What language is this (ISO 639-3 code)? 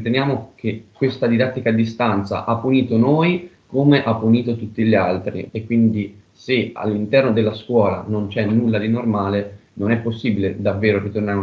ita